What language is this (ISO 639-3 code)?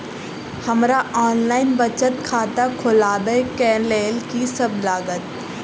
mai